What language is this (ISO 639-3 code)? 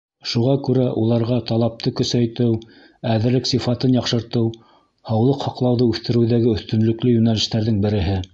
bak